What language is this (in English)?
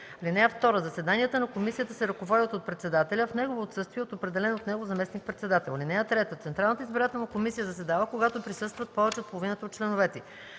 Bulgarian